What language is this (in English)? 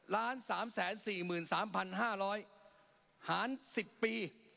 Thai